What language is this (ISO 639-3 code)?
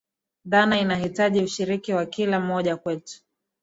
swa